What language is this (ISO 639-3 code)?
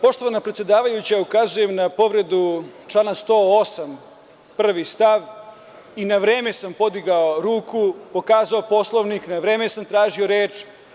srp